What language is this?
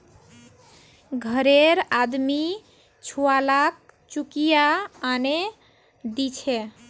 Magahi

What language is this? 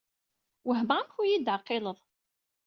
Kabyle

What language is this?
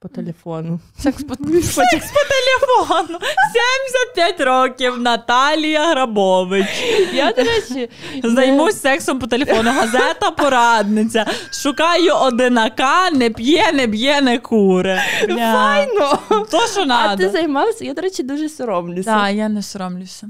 Ukrainian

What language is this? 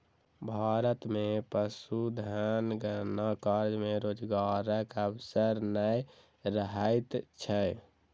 Maithili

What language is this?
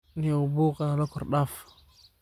Somali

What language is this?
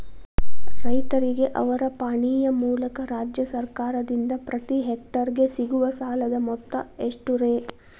Kannada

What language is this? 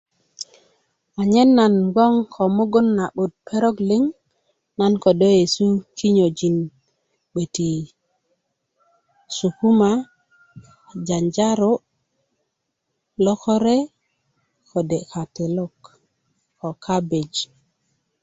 Kuku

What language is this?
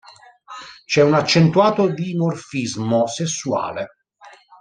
Italian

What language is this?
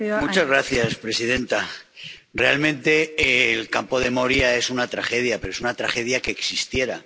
Spanish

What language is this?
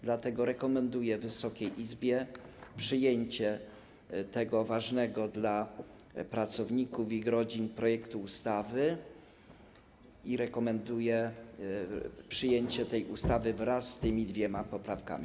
Polish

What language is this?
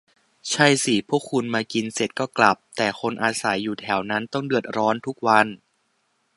Thai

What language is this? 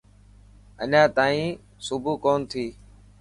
Dhatki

